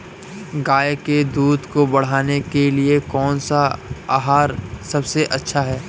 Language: Hindi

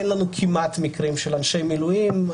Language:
Hebrew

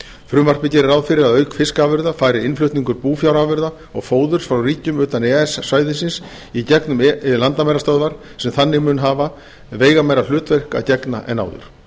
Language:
Icelandic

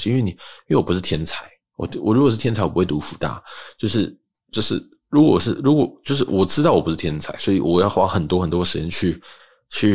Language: Chinese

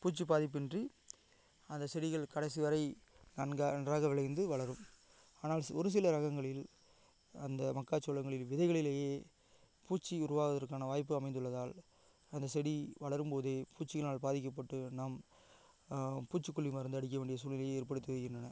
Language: Tamil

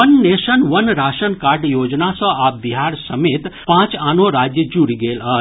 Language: Maithili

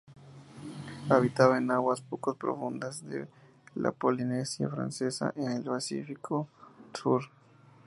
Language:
Spanish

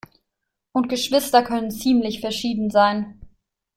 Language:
German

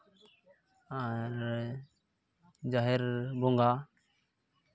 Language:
Santali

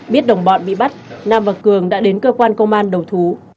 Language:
Vietnamese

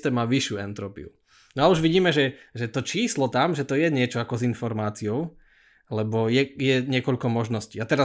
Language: Slovak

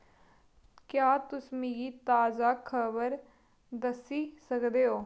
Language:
Dogri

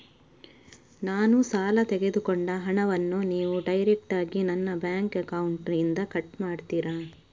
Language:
Kannada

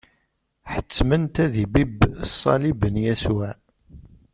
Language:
Kabyle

